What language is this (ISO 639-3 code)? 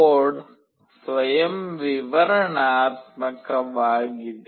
kan